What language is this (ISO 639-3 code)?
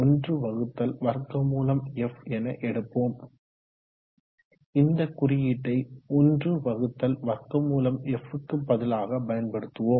tam